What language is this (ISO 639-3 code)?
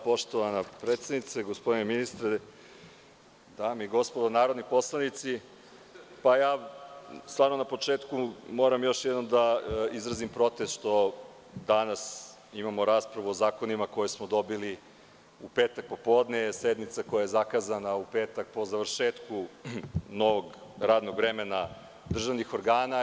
srp